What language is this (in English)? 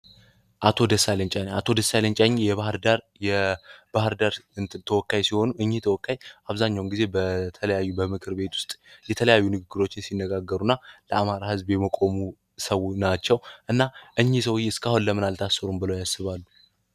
Amharic